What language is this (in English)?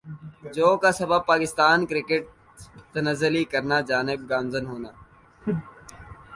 Urdu